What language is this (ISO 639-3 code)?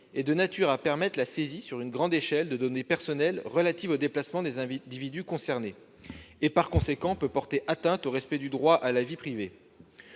fra